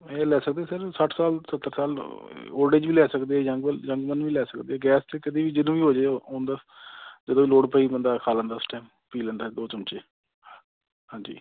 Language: Punjabi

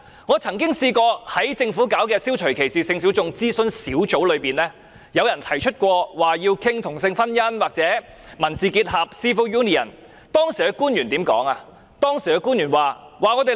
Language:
Cantonese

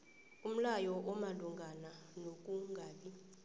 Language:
South Ndebele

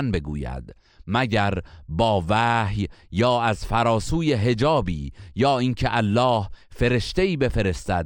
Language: Persian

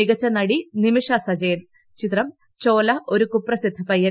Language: Malayalam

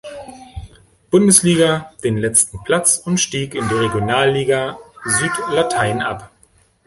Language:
German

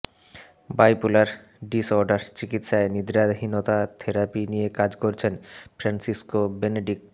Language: Bangla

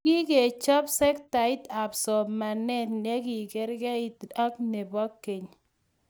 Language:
Kalenjin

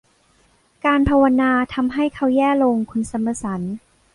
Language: Thai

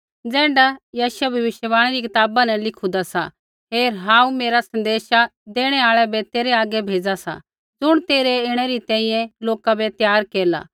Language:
Kullu Pahari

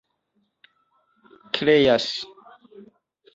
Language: Esperanto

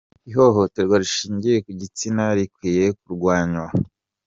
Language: Kinyarwanda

